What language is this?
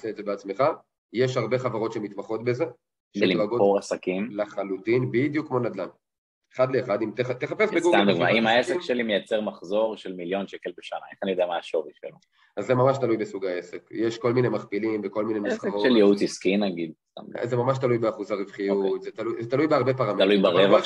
Hebrew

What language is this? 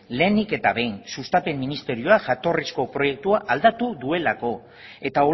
Basque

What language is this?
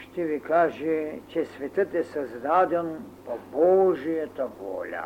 Bulgarian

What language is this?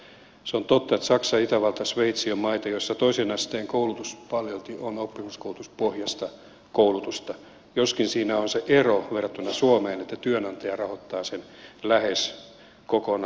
Finnish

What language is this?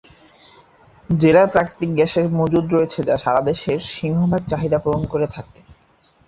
Bangla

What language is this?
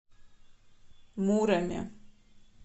Russian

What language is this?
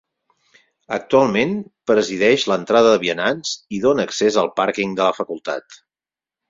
Catalan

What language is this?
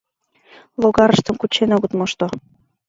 Mari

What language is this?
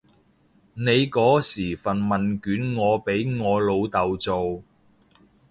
Cantonese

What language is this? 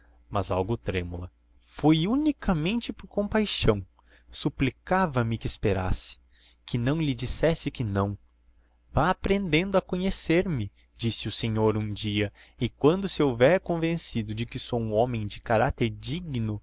Portuguese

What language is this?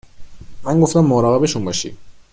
Persian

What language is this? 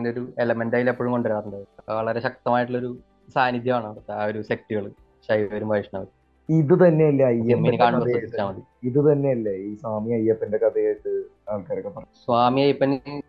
Malayalam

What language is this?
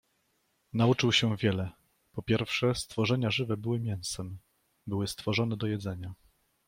Polish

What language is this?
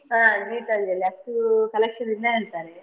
Kannada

